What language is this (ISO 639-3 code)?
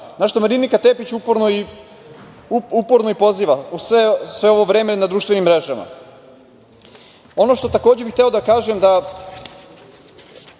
srp